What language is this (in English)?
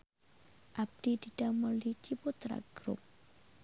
Sundanese